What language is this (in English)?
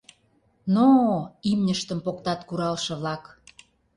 Mari